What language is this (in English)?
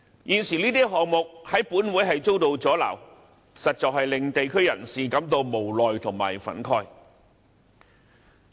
Cantonese